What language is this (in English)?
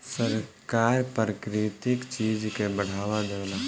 Bhojpuri